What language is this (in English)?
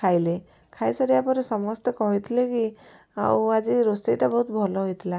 Odia